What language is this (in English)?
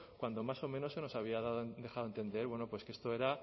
Spanish